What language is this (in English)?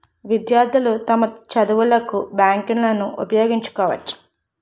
Telugu